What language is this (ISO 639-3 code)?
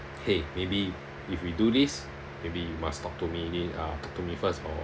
eng